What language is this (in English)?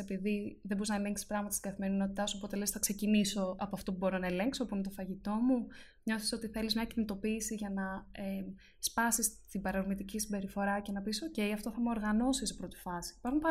Greek